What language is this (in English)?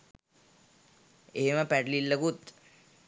Sinhala